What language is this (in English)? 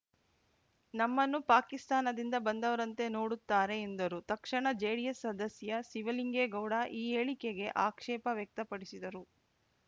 Kannada